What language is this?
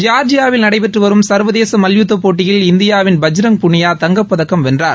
Tamil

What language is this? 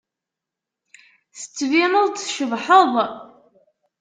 Kabyle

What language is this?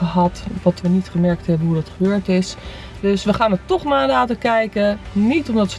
Dutch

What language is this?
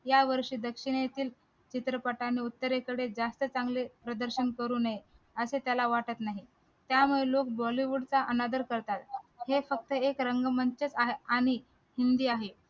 Marathi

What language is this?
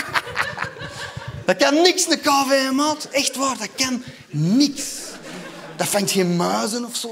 Dutch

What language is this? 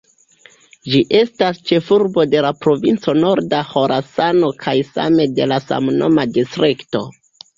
Esperanto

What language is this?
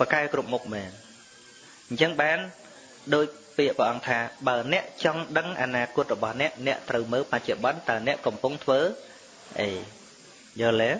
Vietnamese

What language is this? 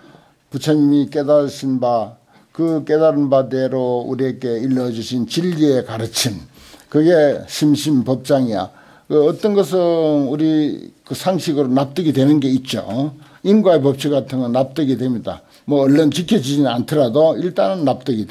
Korean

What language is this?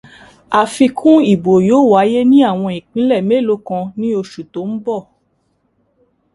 Yoruba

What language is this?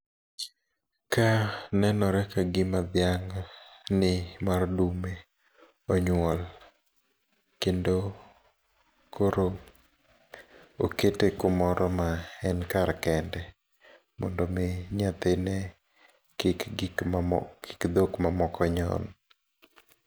Luo (Kenya and Tanzania)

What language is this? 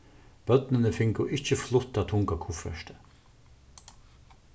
Faroese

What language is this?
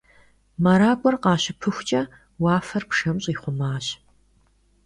Kabardian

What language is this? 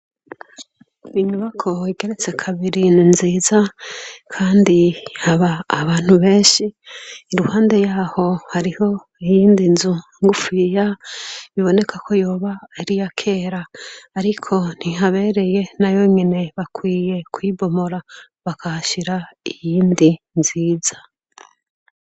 Rundi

